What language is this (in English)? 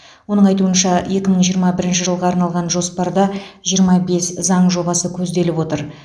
Kazakh